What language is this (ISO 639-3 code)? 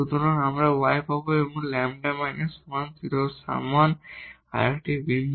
ben